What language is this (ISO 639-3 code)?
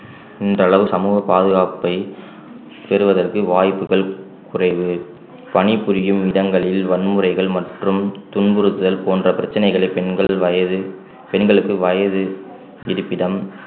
tam